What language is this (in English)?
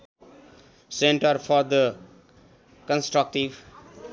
Nepali